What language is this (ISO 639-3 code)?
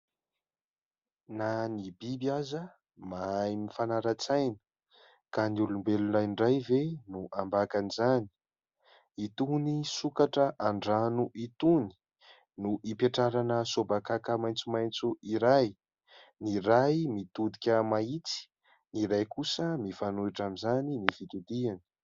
mlg